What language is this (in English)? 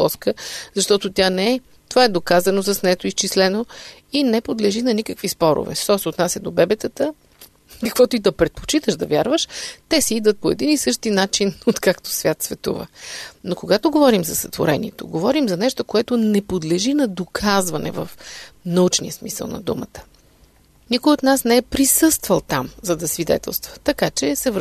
Bulgarian